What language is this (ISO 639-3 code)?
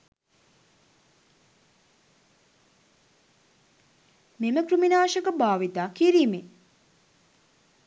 sin